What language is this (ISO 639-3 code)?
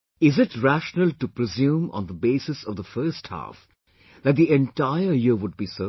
eng